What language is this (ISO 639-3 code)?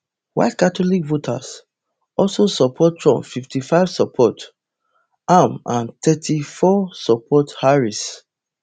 pcm